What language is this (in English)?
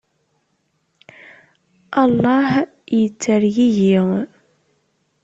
Kabyle